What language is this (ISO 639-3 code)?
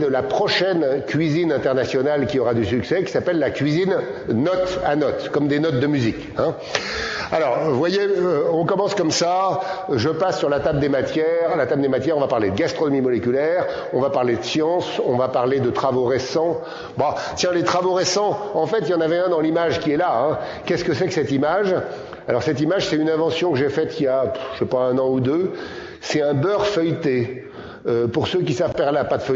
fra